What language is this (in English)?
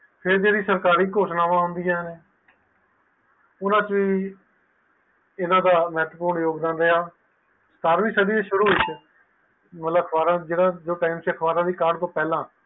Punjabi